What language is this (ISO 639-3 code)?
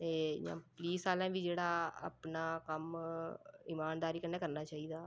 doi